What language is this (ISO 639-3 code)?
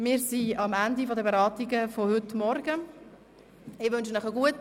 gsw